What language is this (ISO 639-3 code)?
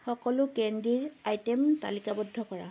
asm